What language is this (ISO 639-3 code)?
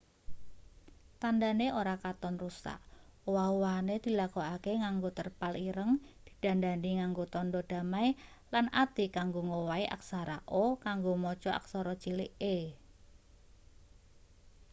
jav